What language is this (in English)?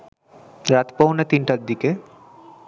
Bangla